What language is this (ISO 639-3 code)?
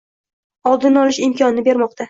uzb